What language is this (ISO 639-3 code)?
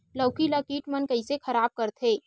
hne